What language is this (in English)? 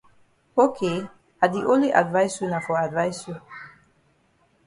Cameroon Pidgin